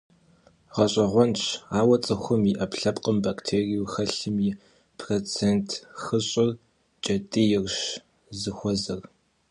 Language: Kabardian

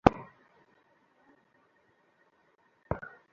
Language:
Bangla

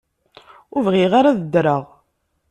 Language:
Kabyle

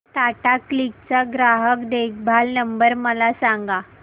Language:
Marathi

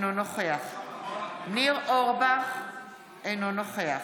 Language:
Hebrew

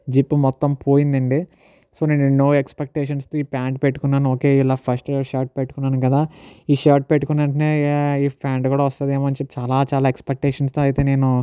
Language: Telugu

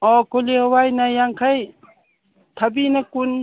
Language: Manipuri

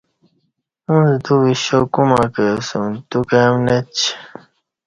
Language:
Kati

